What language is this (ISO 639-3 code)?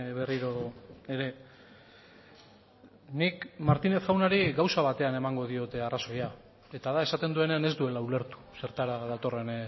eus